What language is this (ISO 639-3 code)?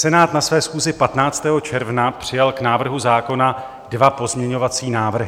ces